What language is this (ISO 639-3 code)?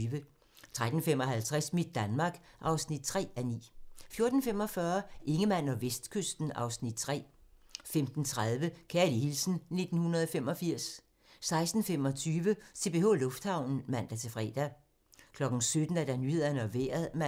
dan